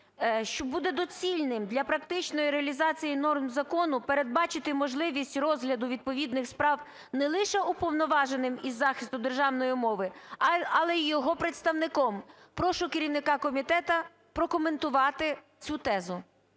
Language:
Ukrainian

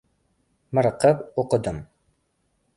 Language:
Uzbek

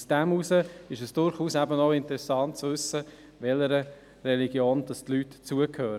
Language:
Swiss German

